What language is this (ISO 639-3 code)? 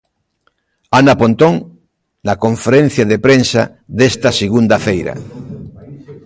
glg